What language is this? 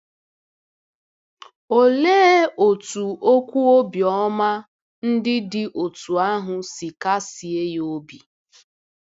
Igbo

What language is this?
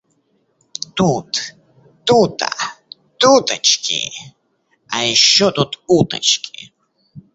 Russian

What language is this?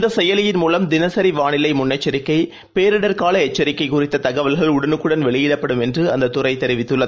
Tamil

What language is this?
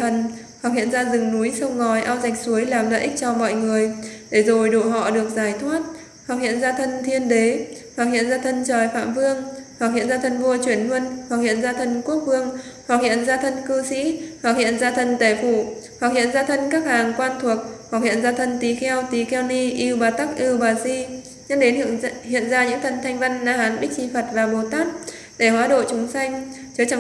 Vietnamese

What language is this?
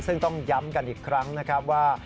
Thai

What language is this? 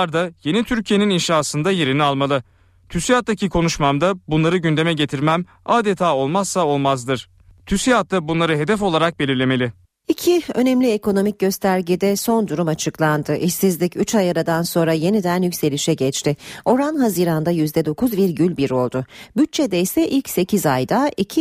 Turkish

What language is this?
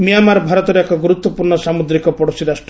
Odia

